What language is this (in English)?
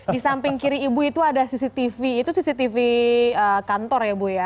Indonesian